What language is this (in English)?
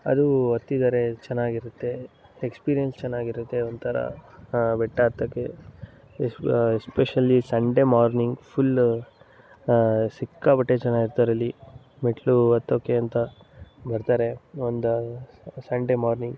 Kannada